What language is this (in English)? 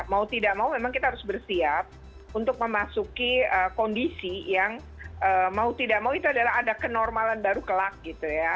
Indonesian